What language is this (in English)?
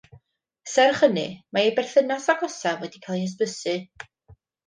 Welsh